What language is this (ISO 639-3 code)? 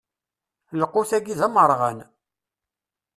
kab